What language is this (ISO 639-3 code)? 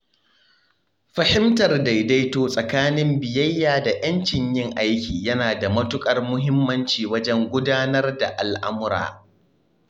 hau